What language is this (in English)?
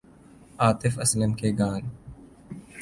Urdu